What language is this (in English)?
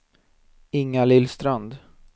Swedish